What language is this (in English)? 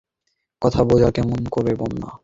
Bangla